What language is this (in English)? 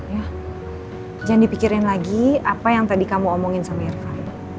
Indonesian